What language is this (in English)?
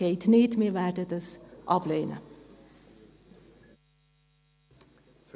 Swiss German